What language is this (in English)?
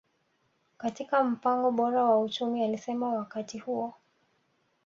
Swahili